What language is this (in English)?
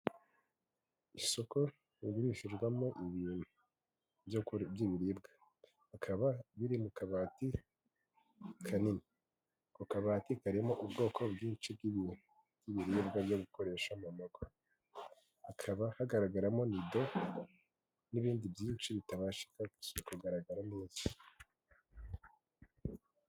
Kinyarwanda